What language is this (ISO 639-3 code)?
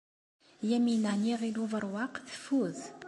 kab